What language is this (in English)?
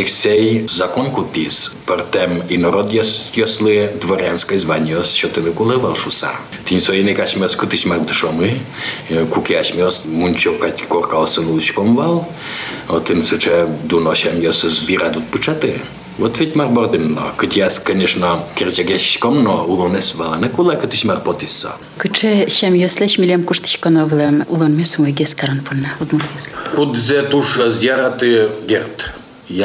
Russian